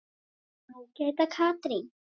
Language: Icelandic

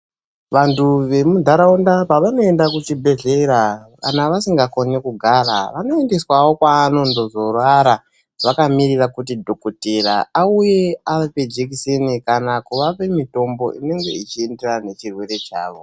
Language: Ndau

